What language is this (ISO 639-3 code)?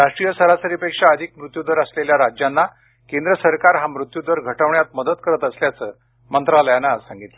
mar